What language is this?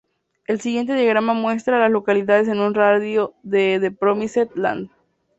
Spanish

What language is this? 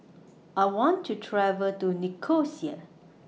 English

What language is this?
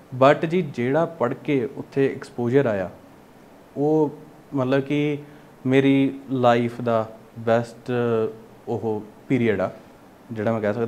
Punjabi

